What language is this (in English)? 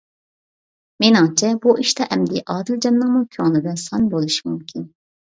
Uyghur